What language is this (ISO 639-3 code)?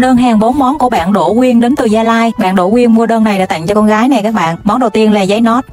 vie